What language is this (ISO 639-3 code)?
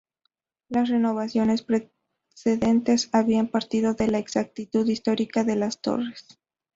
spa